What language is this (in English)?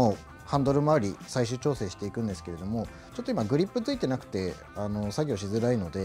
Japanese